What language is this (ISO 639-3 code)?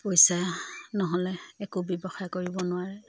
asm